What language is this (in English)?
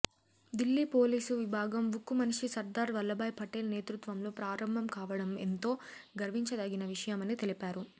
Telugu